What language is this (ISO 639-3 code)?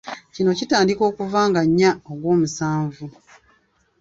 lug